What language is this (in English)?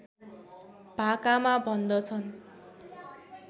Nepali